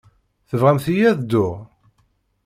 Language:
Kabyle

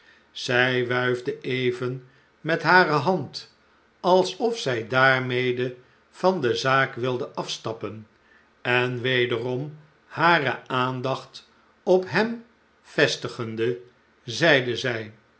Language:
Dutch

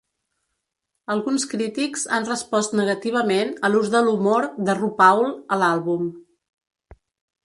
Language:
Catalan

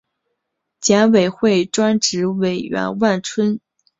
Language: Chinese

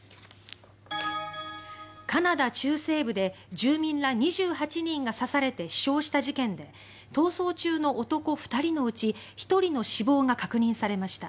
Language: Japanese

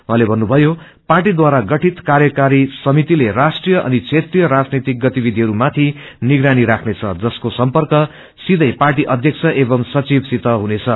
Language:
Nepali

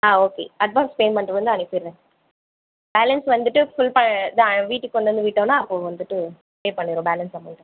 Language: Tamil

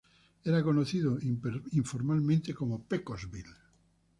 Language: Spanish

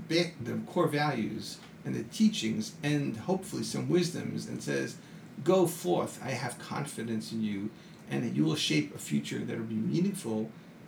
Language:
English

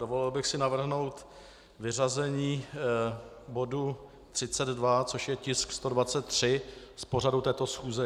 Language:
Czech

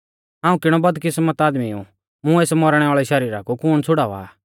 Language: Mahasu Pahari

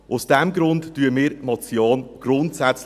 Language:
Swiss German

